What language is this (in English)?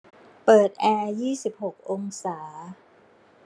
Thai